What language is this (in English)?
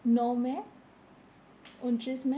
Assamese